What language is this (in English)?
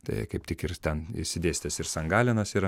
Lithuanian